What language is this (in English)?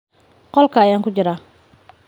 Somali